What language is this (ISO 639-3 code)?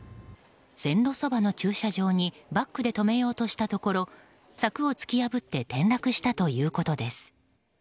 jpn